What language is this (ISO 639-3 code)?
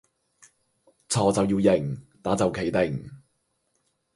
yue